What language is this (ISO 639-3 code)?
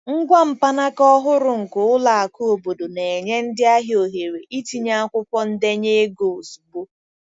ibo